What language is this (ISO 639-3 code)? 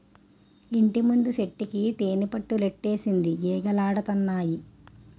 tel